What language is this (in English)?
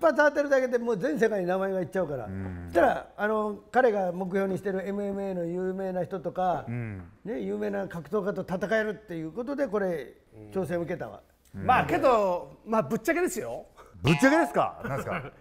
Japanese